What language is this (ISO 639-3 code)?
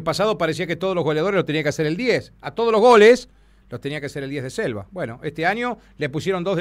spa